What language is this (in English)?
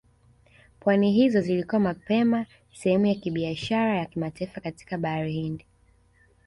Swahili